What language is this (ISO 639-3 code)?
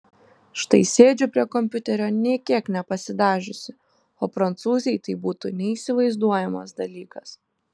lit